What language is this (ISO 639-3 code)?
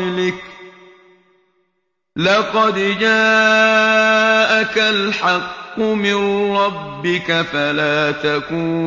ara